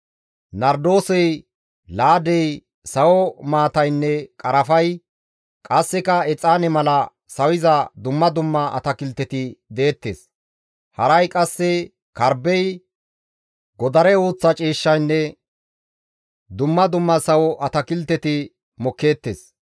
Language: Gamo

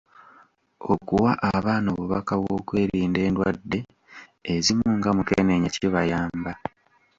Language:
Ganda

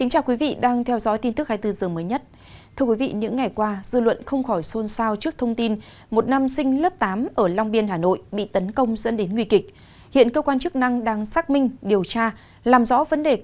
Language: Vietnamese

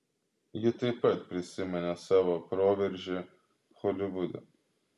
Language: Lithuanian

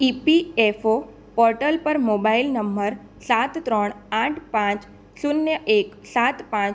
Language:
Gujarati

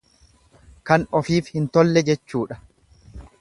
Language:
Oromo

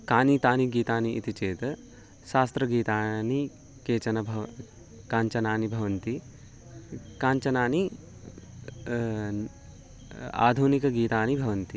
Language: Sanskrit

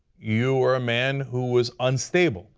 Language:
English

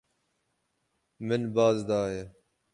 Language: Kurdish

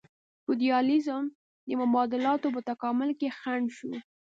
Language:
Pashto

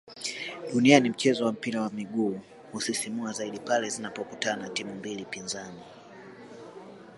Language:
Swahili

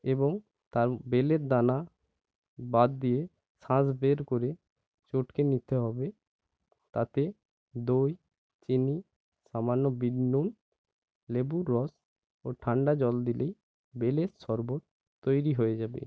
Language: Bangla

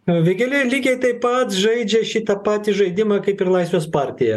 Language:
Lithuanian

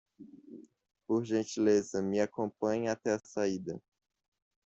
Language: Portuguese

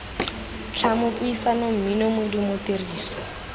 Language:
Tswana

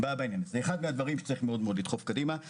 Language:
Hebrew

